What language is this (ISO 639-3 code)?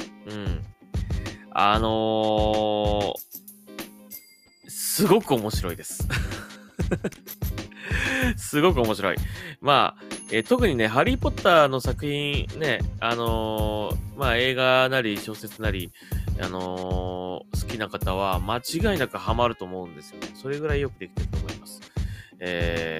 jpn